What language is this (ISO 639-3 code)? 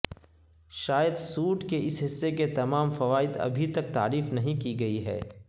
urd